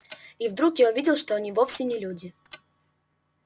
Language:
Russian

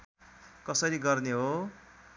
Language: Nepali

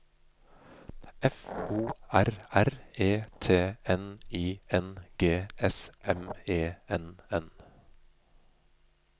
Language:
Norwegian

